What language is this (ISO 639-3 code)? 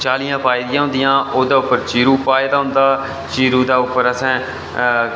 doi